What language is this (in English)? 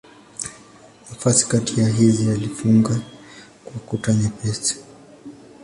Swahili